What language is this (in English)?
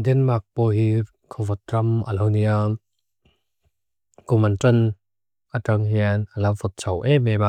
Mizo